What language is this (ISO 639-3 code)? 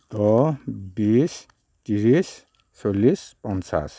asm